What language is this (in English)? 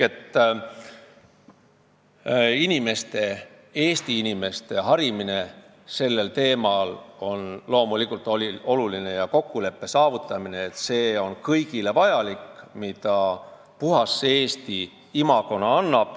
Estonian